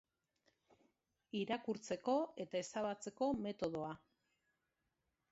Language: Basque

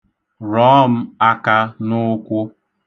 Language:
Igbo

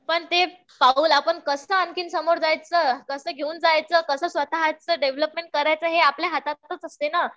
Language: Marathi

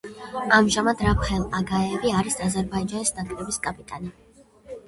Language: Georgian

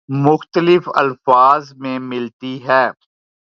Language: Urdu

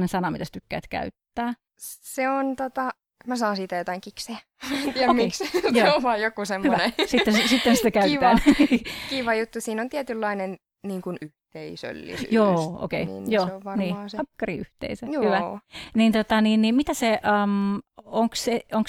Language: Finnish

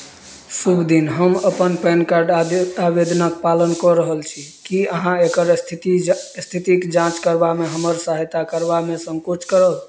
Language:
Maithili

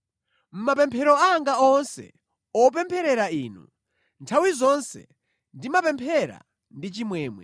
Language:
Nyanja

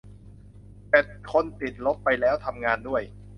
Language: Thai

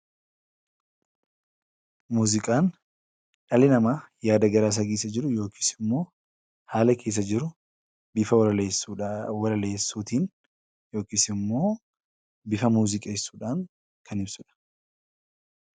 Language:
Oromo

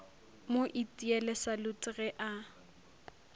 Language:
Northern Sotho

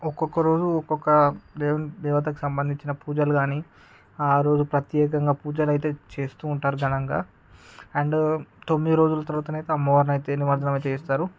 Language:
Telugu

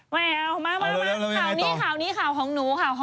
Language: Thai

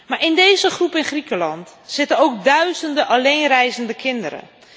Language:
Dutch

